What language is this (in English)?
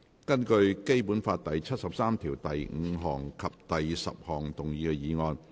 Cantonese